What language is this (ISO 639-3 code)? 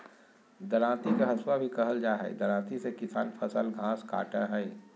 mag